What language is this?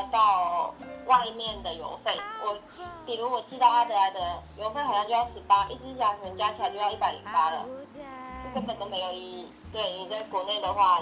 Chinese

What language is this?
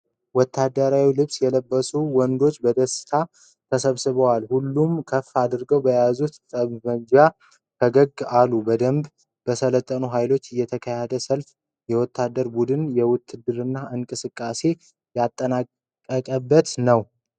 Amharic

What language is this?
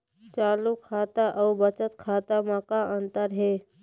Chhattisgarhi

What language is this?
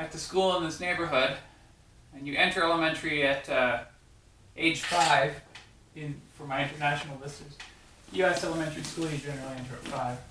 English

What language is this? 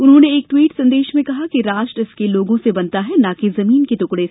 Hindi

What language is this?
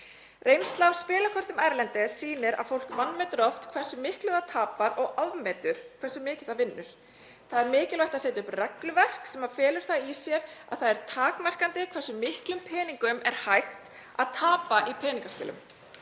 Icelandic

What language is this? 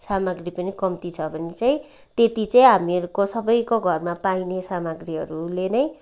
Nepali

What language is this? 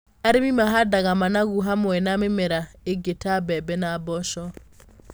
Kikuyu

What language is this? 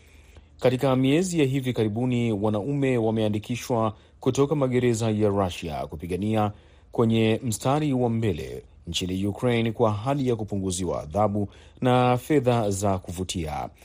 Swahili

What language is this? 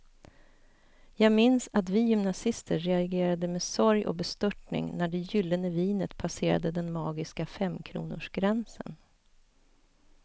Swedish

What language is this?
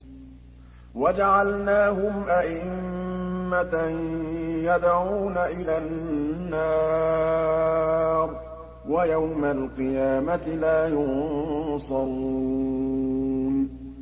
Arabic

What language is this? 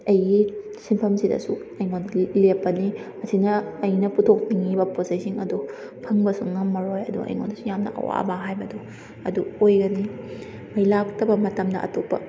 Manipuri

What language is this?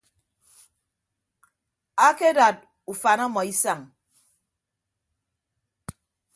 Ibibio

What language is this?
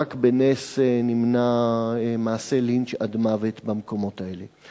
Hebrew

